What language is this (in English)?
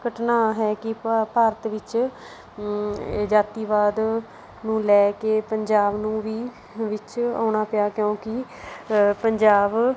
Punjabi